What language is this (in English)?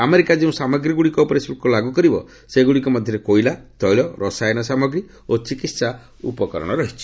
Odia